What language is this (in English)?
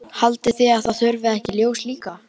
Icelandic